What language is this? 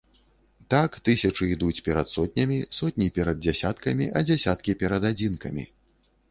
Belarusian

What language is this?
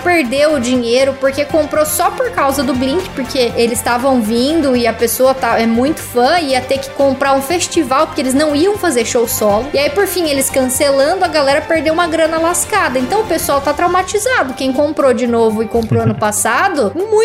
Portuguese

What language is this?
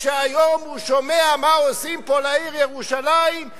Hebrew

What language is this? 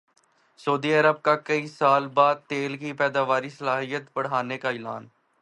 Urdu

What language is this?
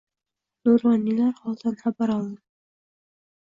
Uzbek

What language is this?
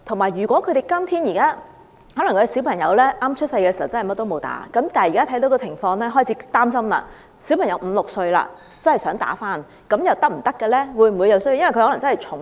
Cantonese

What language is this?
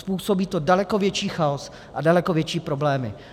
Czech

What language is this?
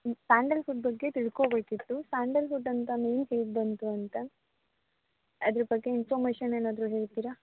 Kannada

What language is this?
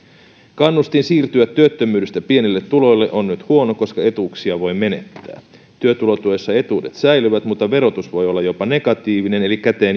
Finnish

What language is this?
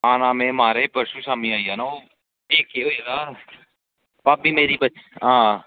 Dogri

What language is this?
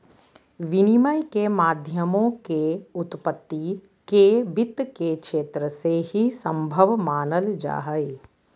Magahi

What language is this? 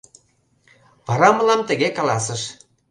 Mari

